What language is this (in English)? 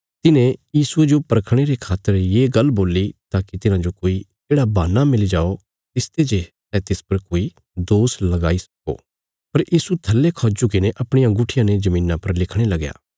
Bilaspuri